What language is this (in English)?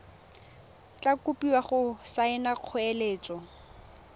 Tswana